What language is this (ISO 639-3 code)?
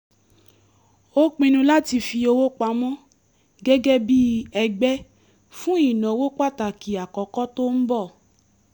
yor